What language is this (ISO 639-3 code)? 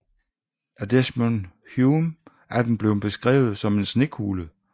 dan